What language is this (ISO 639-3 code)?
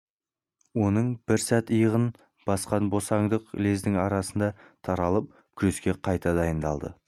kaz